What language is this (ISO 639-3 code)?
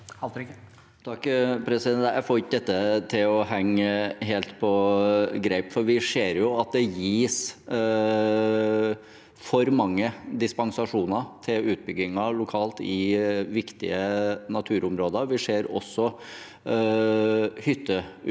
nor